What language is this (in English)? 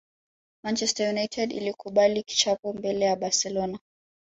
Swahili